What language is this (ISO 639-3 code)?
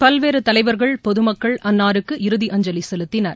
tam